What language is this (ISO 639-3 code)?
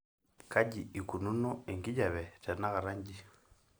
mas